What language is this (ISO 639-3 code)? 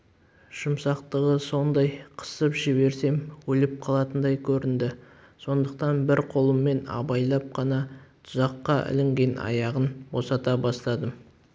kaz